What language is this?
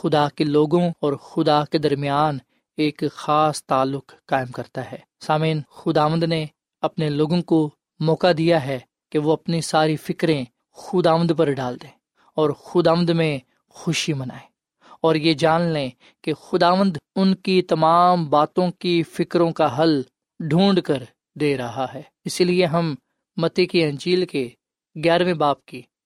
Urdu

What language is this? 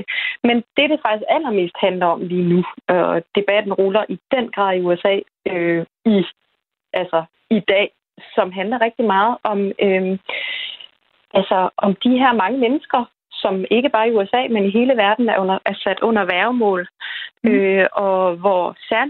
Danish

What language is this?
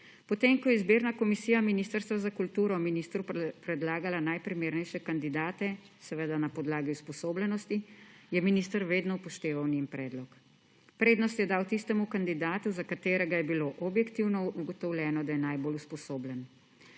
Slovenian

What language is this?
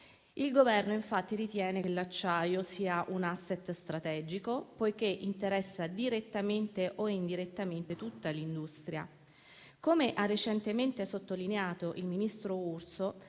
Italian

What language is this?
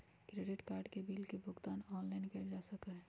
Magahi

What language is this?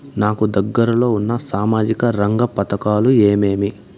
Telugu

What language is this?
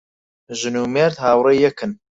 Central Kurdish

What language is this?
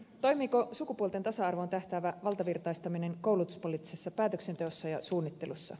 Finnish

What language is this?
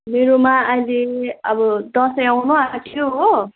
Nepali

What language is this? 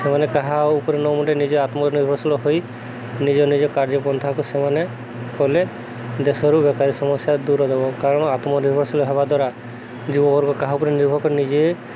Odia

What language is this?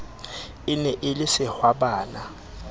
Southern Sotho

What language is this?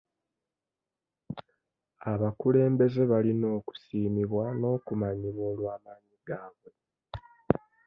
Ganda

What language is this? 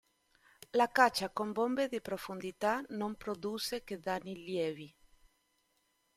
Italian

